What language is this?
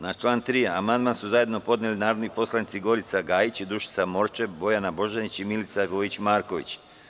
Serbian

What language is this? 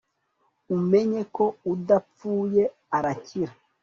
Kinyarwanda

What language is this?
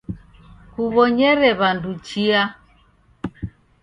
Taita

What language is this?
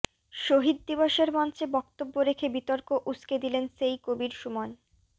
Bangla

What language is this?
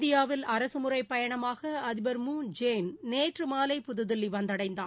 Tamil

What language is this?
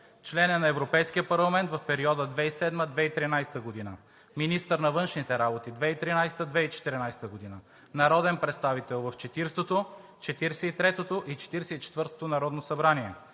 Bulgarian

